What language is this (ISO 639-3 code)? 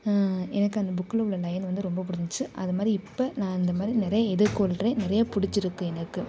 tam